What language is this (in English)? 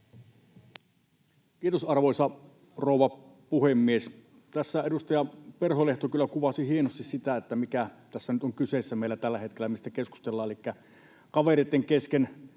Finnish